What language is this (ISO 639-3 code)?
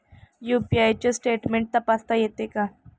mar